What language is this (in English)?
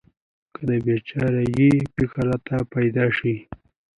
Pashto